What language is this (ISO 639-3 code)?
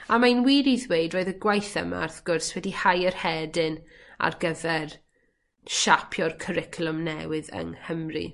cym